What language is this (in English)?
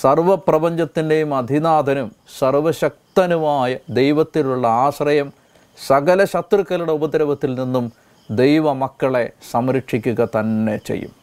Malayalam